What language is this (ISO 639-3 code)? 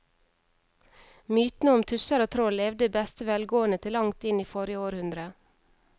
nor